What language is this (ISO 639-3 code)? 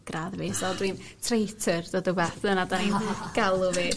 cym